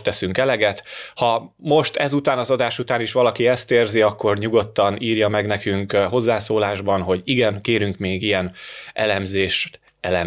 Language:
Hungarian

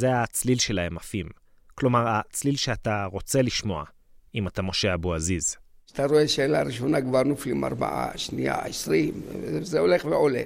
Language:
Hebrew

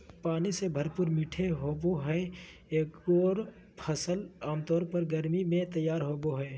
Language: Magahi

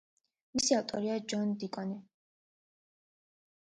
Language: Georgian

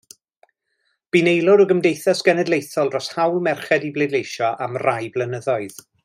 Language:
Welsh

